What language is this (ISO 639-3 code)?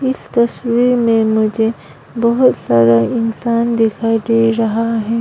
hin